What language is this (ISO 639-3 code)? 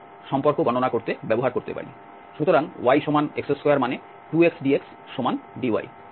ben